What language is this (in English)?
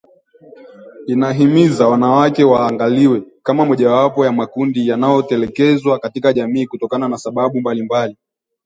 Swahili